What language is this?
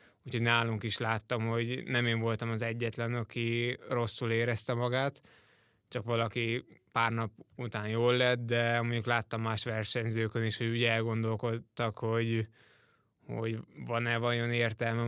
Hungarian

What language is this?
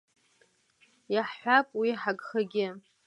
Abkhazian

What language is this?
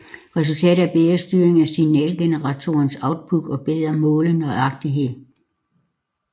Danish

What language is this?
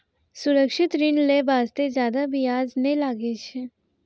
Maithili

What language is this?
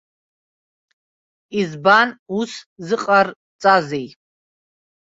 Abkhazian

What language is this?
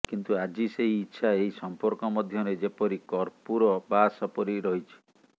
Odia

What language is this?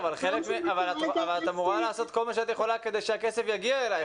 Hebrew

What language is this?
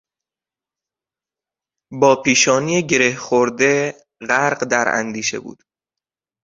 Persian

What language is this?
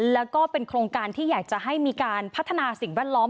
Thai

